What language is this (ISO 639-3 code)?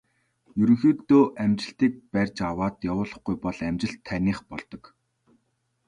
mon